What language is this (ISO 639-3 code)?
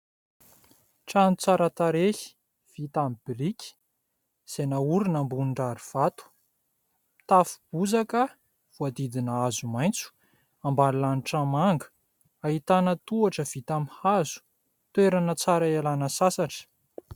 mlg